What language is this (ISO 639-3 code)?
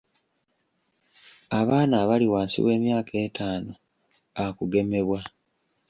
lug